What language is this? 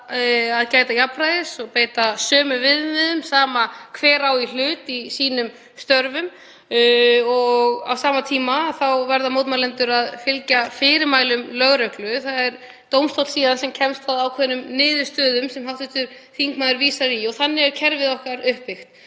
Icelandic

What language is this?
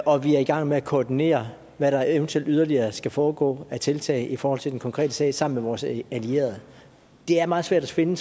Danish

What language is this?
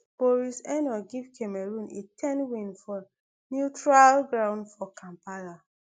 Nigerian Pidgin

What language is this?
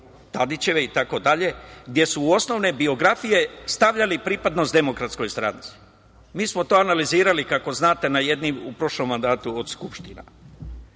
Serbian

